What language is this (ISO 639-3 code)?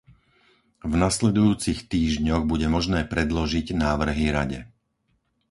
slk